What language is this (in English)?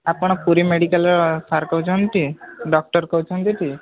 Odia